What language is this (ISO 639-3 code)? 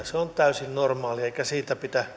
fin